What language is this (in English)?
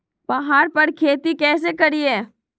Magahi